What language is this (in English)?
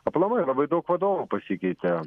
Lithuanian